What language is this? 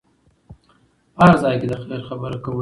Pashto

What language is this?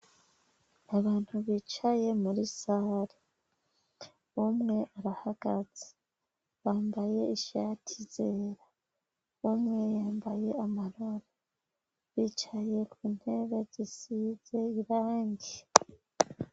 Rundi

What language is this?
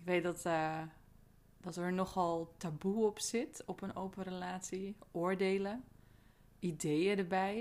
Dutch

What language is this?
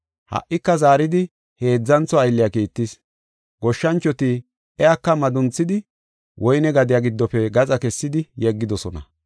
Gofa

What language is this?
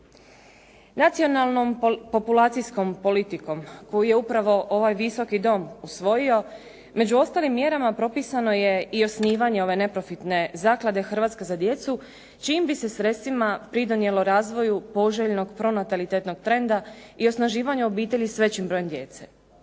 Croatian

